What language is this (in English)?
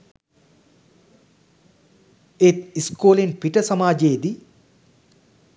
Sinhala